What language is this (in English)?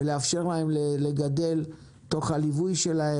Hebrew